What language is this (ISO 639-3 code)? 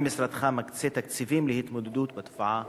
heb